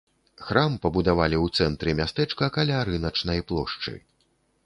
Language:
Belarusian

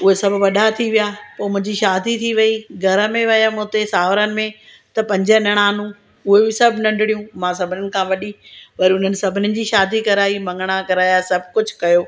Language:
Sindhi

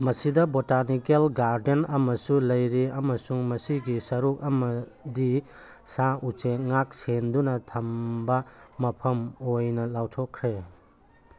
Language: Manipuri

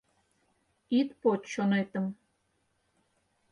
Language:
Mari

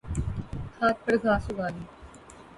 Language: Urdu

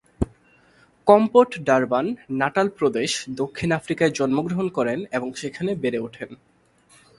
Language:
Bangla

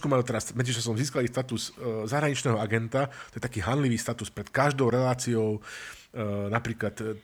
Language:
Slovak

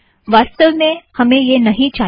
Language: Hindi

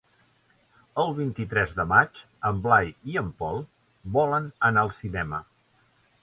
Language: Catalan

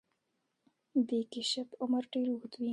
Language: Pashto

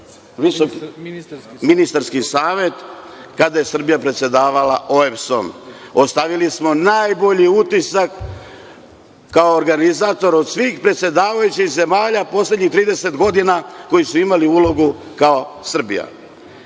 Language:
Serbian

